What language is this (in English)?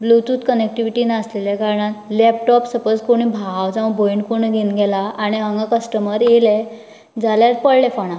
Konkani